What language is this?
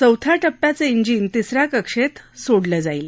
Marathi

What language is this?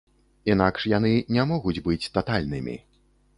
Belarusian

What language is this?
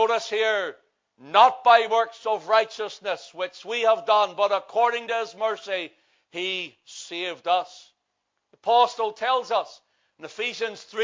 English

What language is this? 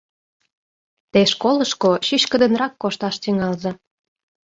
Mari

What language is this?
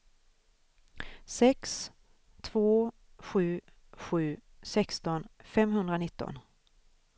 Swedish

